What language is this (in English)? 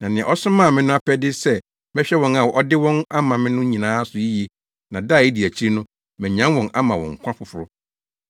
Akan